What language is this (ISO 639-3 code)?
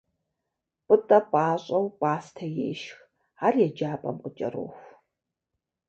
kbd